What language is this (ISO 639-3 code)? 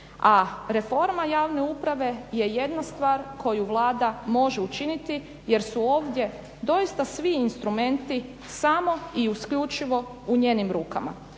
hrv